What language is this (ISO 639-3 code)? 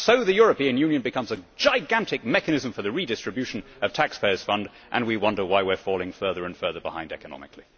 eng